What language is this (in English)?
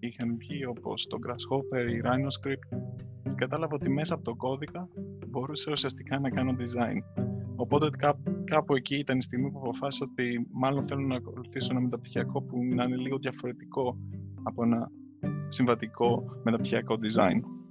Greek